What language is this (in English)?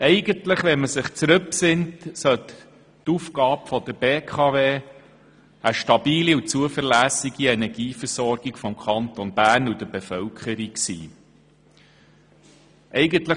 Swiss German